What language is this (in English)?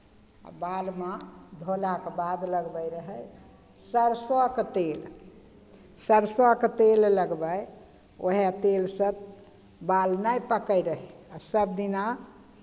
Maithili